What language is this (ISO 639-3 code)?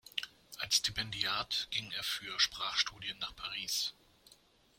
deu